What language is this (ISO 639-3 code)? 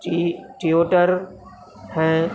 urd